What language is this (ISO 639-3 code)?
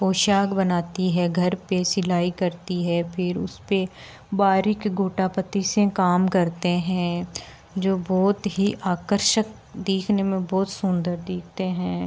hin